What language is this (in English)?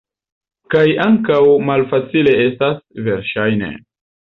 Esperanto